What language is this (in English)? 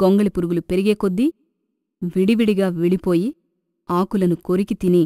Italian